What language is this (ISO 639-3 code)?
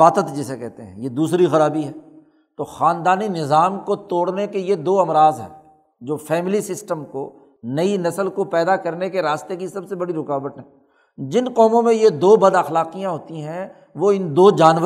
urd